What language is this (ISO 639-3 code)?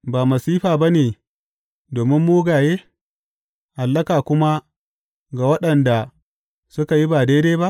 hau